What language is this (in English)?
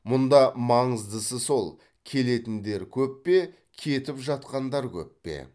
Kazakh